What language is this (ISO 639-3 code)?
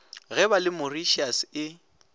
nso